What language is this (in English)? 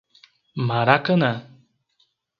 Portuguese